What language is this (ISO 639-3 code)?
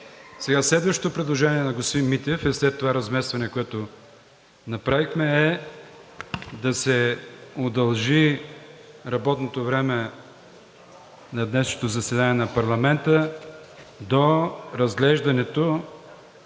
bul